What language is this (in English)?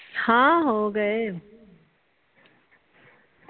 Punjabi